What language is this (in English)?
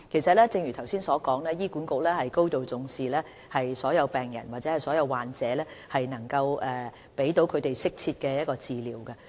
Cantonese